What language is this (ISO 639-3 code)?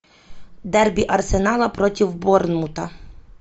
rus